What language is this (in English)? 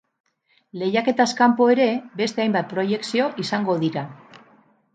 Basque